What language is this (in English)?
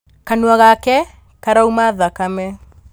Kikuyu